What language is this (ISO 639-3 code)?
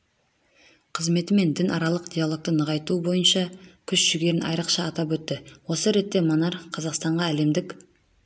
kaz